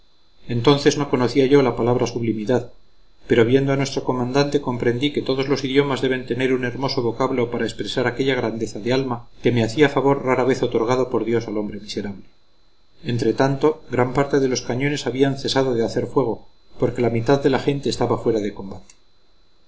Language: Spanish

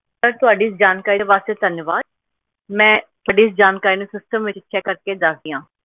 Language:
Punjabi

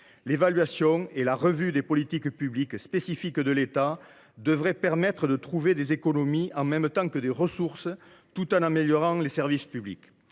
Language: French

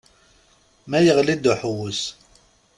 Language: Kabyle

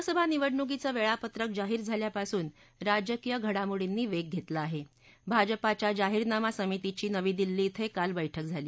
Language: Marathi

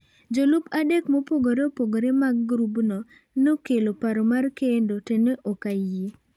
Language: Luo (Kenya and Tanzania)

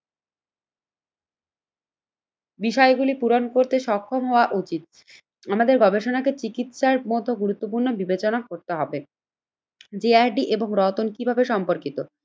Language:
Bangla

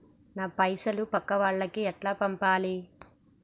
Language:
Telugu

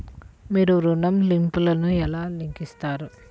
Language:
Telugu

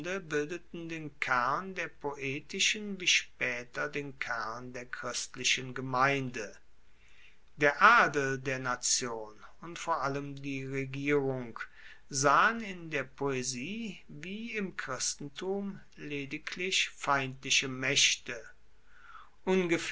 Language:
German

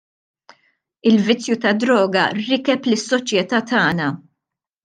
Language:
Maltese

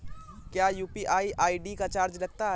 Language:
Hindi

